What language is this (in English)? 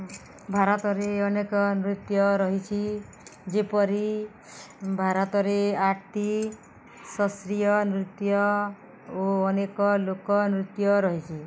Odia